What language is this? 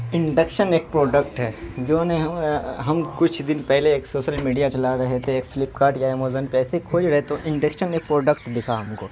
Urdu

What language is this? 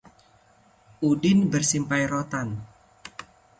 Indonesian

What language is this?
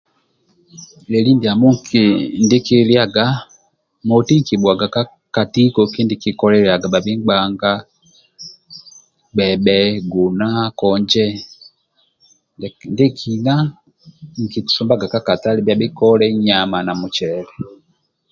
Amba (Uganda)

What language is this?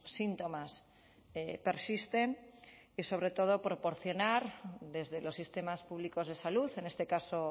Spanish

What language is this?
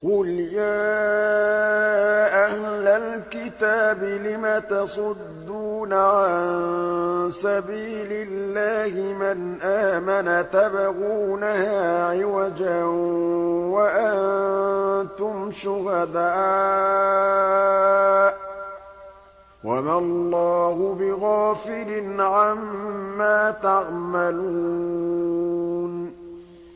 Arabic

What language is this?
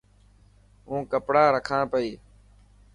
Dhatki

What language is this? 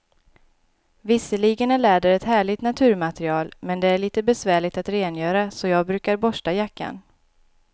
Swedish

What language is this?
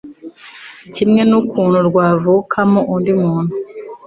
Kinyarwanda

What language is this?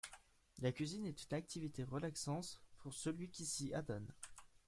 French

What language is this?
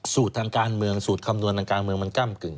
Thai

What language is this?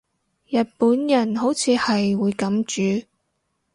Cantonese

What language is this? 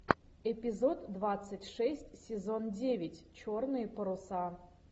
Russian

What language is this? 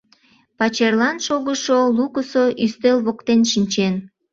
Mari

